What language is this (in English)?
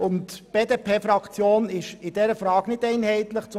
Swiss German